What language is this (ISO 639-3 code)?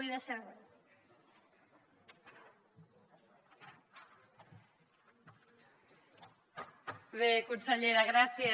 cat